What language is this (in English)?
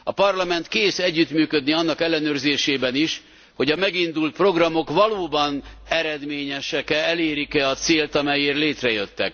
Hungarian